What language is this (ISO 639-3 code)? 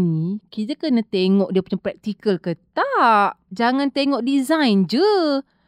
msa